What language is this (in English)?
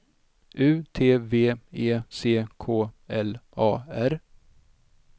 Swedish